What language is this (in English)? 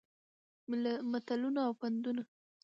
Pashto